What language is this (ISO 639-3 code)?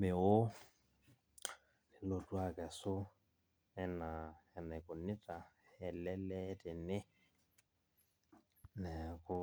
mas